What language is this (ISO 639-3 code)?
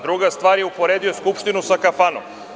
srp